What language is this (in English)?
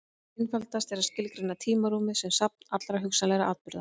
Icelandic